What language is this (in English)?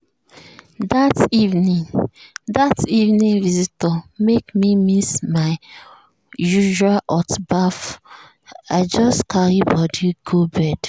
Nigerian Pidgin